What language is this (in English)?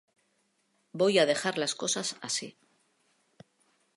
Spanish